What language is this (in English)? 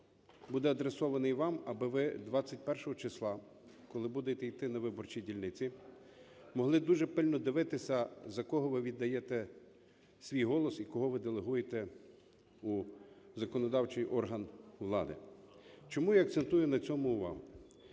Ukrainian